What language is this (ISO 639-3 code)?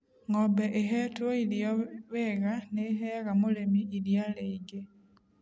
kik